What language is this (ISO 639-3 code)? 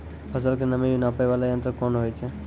mai